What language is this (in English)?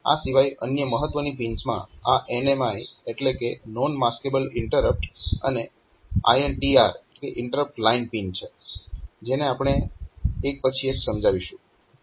Gujarati